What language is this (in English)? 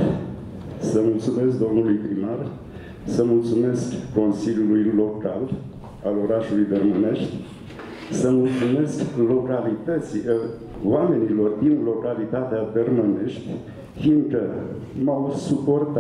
Romanian